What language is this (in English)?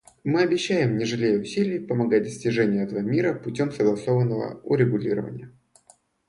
Russian